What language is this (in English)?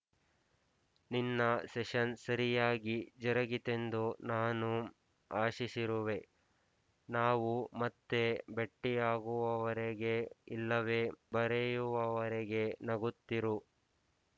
Kannada